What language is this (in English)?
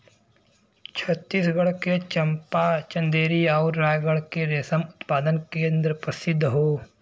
Bhojpuri